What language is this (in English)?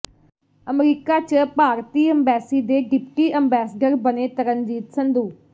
Punjabi